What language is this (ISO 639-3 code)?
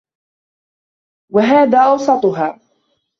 ara